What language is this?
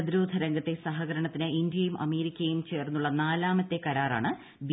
Malayalam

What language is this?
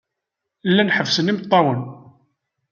Kabyle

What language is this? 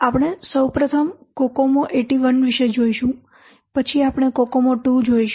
Gujarati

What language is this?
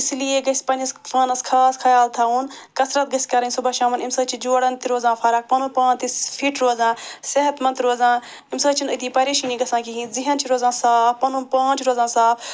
Kashmiri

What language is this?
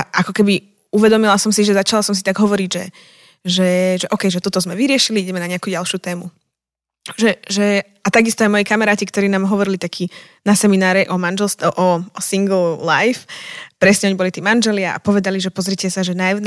Slovak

